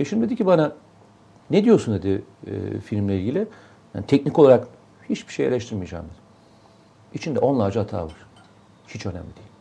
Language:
Turkish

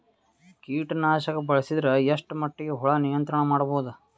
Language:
Kannada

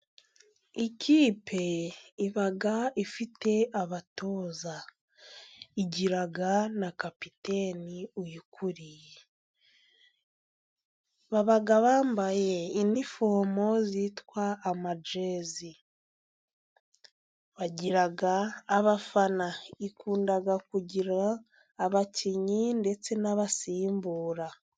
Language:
Kinyarwanda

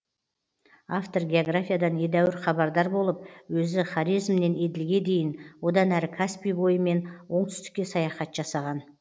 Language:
Kazakh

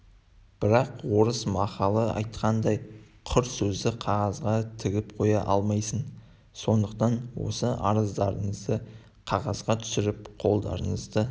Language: Kazakh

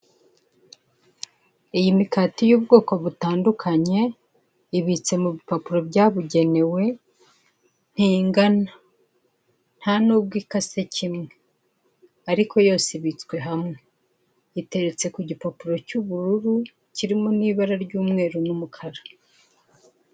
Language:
Kinyarwanda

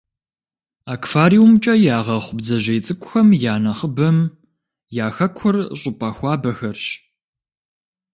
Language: Kabardian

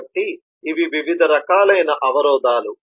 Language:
Telugu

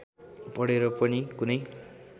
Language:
Nepali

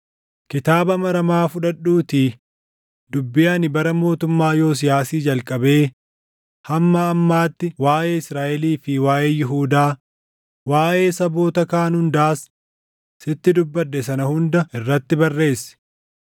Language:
Oromo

